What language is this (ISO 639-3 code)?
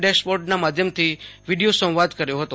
guj